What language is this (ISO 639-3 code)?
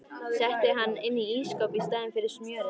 isl